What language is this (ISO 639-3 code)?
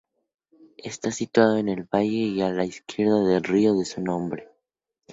spa